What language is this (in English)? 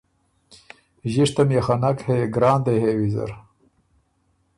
Ormuri